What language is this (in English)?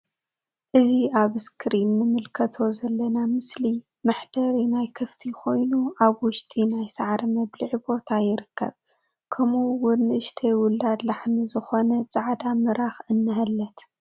Tigrinya